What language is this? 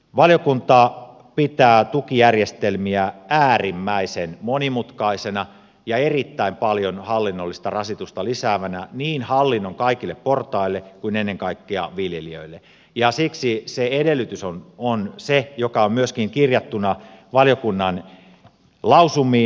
Finnish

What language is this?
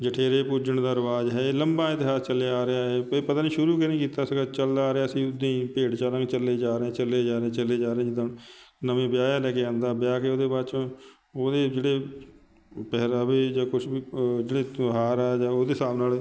Punjabi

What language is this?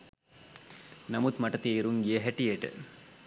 Sinhala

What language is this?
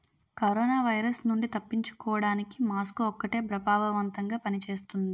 Telugu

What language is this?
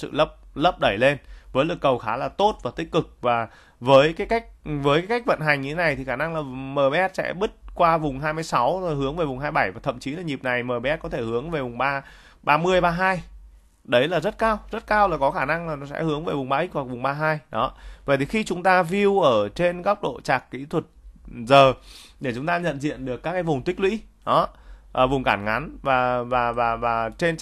Vietnamese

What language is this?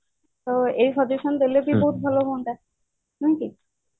Odia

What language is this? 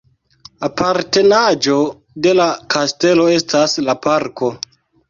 Esperanto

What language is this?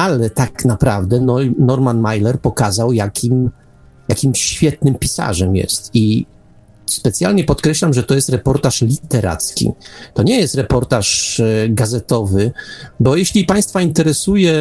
Polish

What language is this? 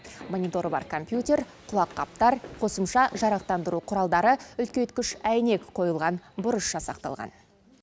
Kazakh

